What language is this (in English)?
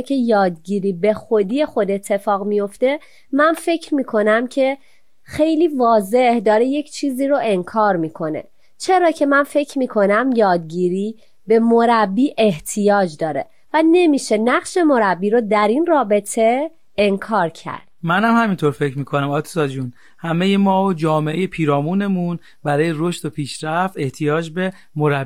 Persian